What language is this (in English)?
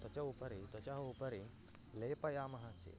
Sanskrit